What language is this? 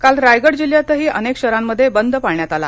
Marathi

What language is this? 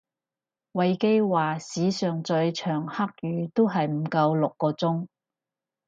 Cantonese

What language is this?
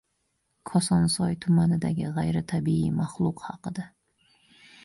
Uzbek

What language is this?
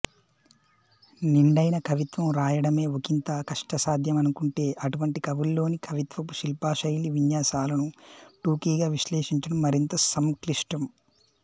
Telugu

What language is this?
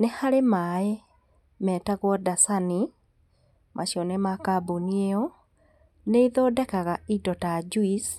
Kikuyu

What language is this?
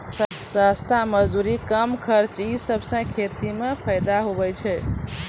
Maithili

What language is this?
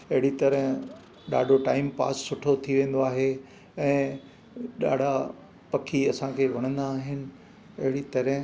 Sindhi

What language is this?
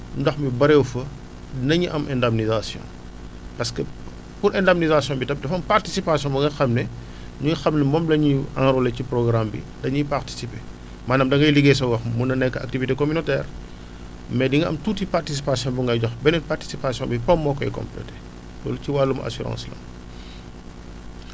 Wolof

